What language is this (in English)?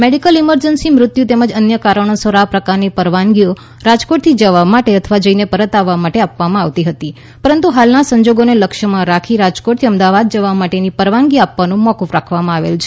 Gujarati